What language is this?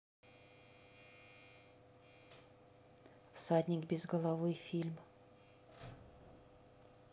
Russian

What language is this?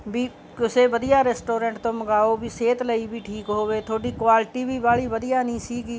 Punjabi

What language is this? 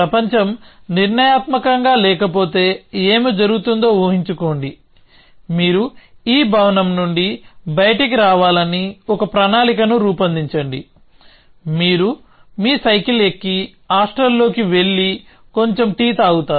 Telugu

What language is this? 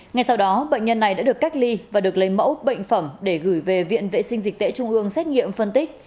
Vietnamese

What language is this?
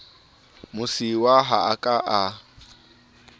Southern Sotho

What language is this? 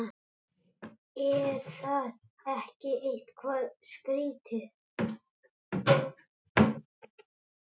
Icelandic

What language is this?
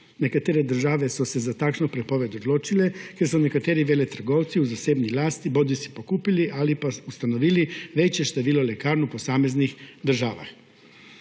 Slovenian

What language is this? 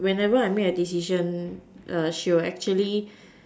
English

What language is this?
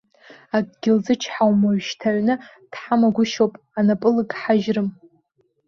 Abkhazian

